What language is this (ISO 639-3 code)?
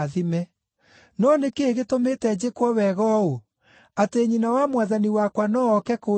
kik